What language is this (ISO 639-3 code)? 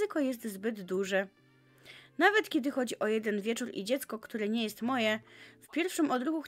pol